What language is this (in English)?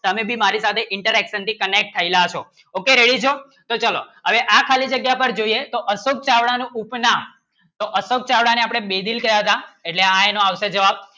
Gujarati